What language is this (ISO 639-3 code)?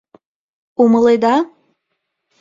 chm